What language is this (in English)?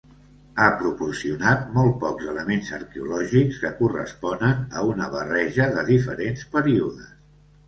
Catalan